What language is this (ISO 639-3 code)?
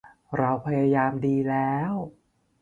tha